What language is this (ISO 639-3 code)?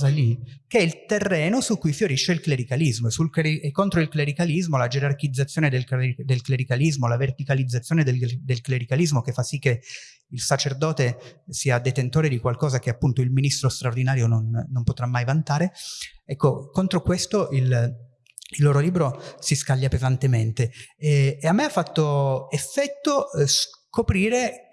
ita